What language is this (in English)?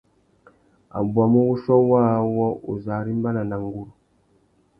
Tuki